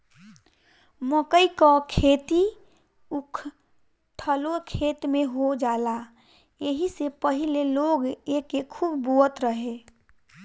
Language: Bhojpuri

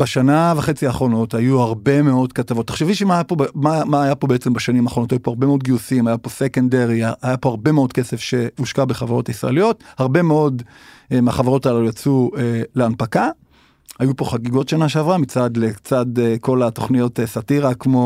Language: Hebrew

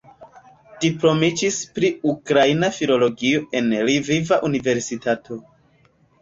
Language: Esperanto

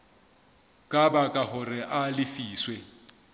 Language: Southern Sotho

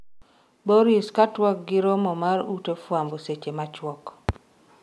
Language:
Luo (Kenya and Tanzania)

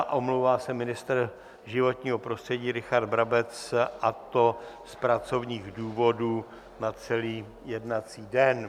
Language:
Czech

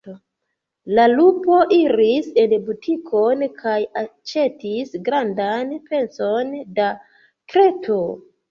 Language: Esperanto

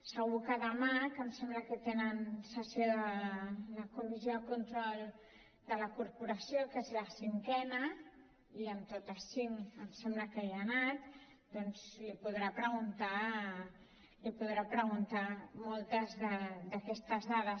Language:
Catalan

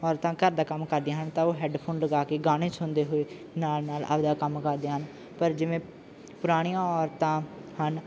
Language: Punjabi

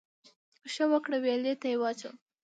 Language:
Pashto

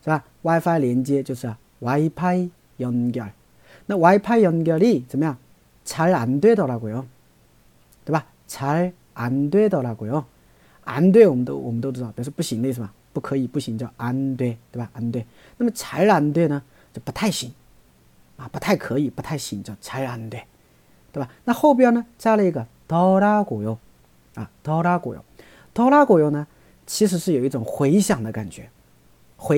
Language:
Chinese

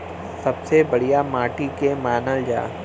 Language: Bhojpuri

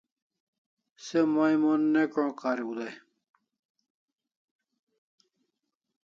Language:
Kalasha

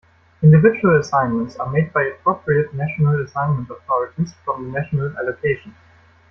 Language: English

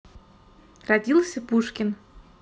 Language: Russian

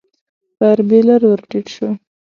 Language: Pashto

